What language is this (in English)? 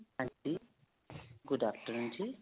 Punjabi